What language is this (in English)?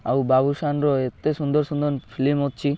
Odia